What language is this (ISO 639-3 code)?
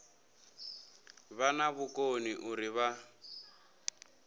ven